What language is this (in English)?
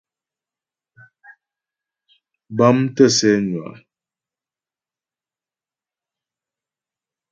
Ghomala